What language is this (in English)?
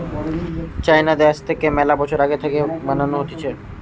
Bangla